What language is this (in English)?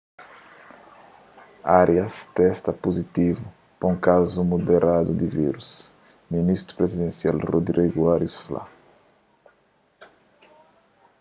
Kabuverdianu